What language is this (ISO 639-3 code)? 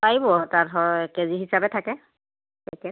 asm